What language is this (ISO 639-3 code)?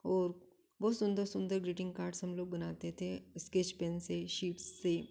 hin